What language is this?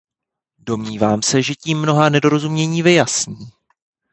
Czech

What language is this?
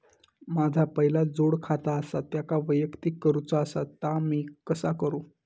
Marathi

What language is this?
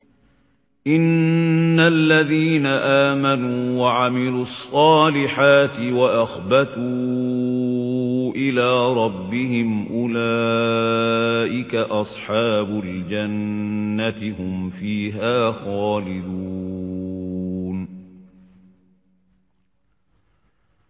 Arabic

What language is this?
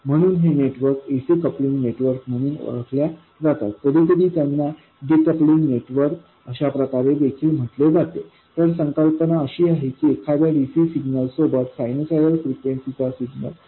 Marathi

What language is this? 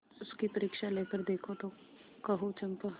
Hindi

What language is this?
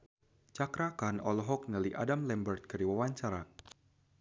Sundanese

